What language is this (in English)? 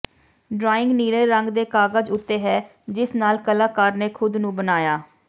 Punjabi